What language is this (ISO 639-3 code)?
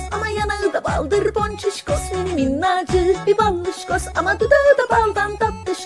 tur